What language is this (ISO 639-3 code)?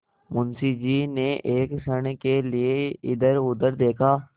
hin